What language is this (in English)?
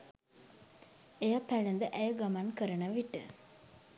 Sinhala